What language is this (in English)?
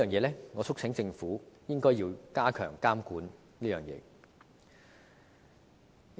Cantonese